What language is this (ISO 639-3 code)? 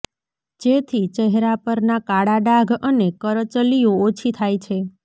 guj